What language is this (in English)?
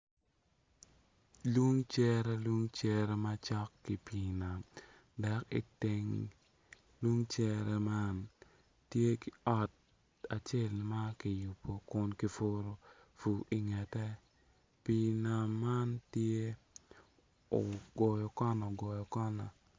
Acoli